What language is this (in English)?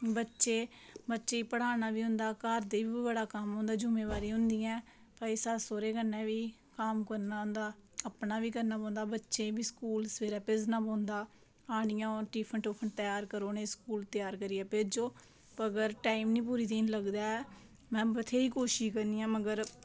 Dogri